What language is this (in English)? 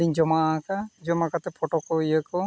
Santali